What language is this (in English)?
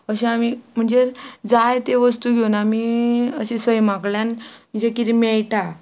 Konkani